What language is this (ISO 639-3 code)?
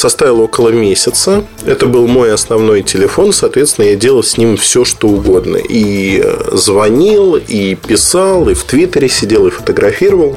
rus